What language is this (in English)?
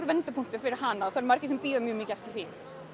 Icelandic